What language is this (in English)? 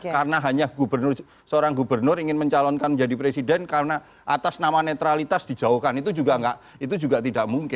Indonesian